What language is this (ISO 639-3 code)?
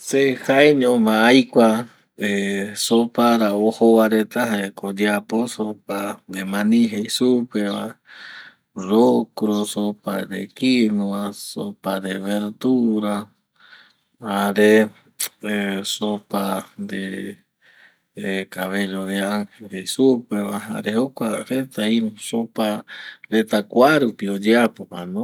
gui